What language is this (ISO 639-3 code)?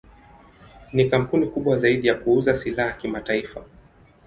swa